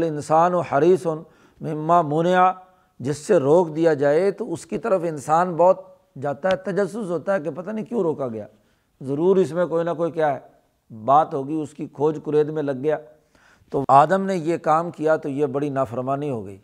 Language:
Urdu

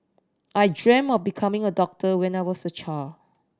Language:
English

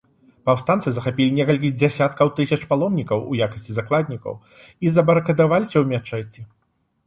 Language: Belarusian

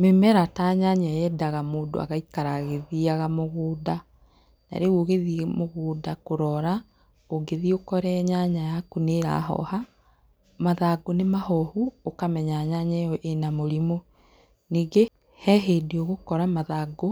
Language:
Kikuyu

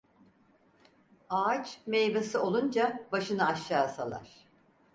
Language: Turkish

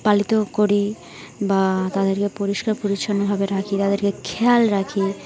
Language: Bangla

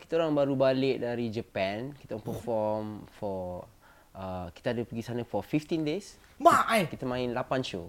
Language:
Malay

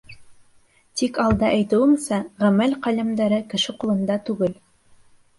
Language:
Bashkir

